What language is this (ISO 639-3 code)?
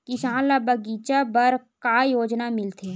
hne